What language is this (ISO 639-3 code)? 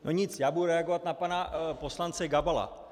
ces